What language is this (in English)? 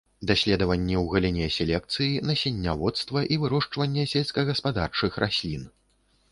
Belarusian